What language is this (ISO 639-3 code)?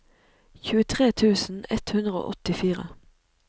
nor